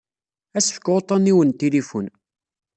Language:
Kabyle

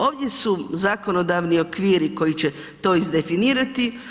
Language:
Croatian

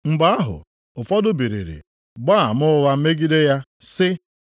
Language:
Igbo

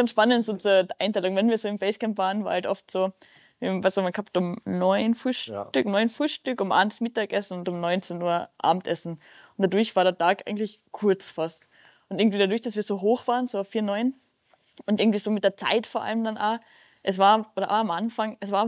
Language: German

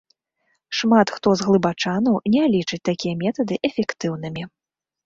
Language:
Belarusian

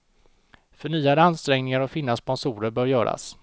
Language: Swedish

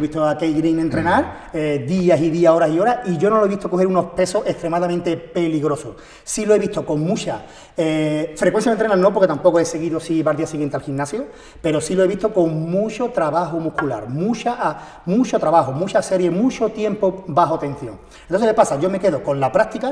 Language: Spanish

